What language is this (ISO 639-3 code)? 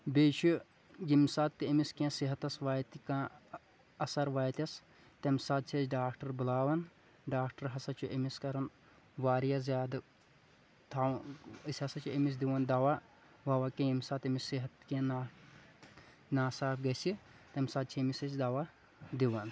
kas